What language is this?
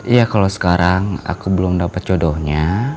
Indonesian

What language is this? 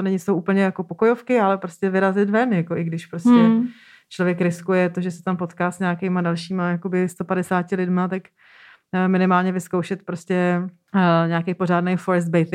Czech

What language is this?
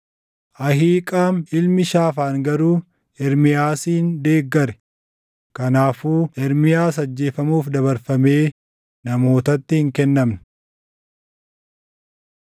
Oromo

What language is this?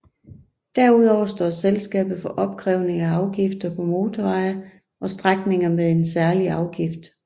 Danish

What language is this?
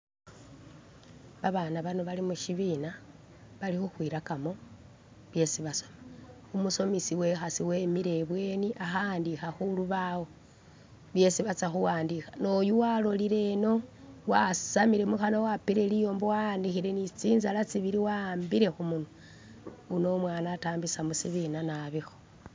Masaaba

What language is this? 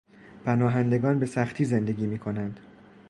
Persian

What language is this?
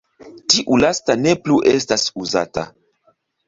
Esperanto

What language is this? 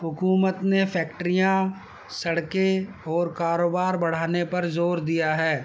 Urdu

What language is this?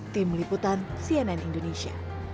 Indonesian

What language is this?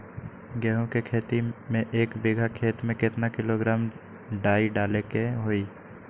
Magahi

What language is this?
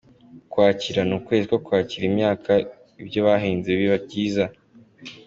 Kinyarwanda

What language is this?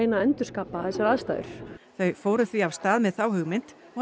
Icelandic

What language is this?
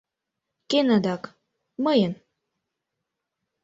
Mari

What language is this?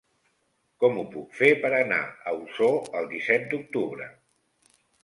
Catalan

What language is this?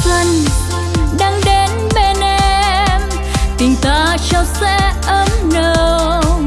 Vietnamese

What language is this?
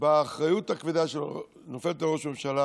Hebrew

